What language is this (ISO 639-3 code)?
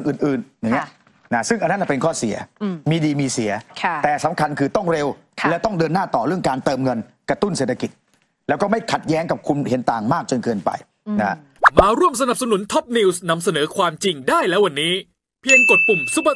tha